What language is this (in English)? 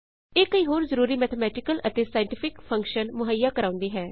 Punjabi